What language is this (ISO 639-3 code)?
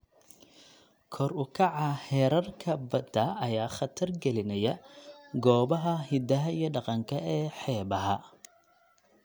som